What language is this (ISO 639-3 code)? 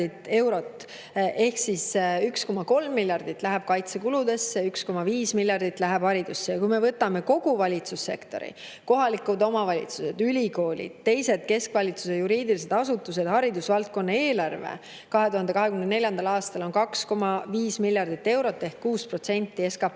est